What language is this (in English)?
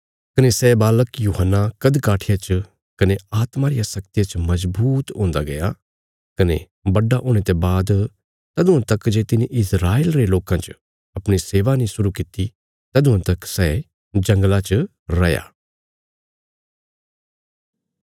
Bilaspuri